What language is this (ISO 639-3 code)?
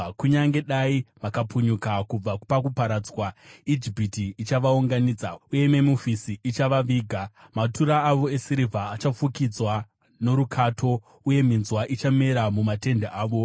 sna